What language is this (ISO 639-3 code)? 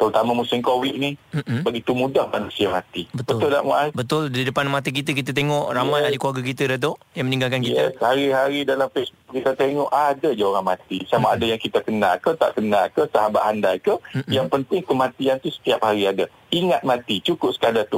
msa